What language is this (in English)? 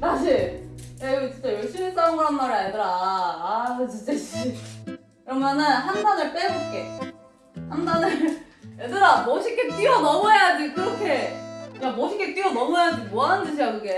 Korean